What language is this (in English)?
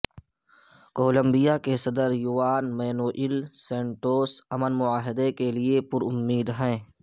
Urdu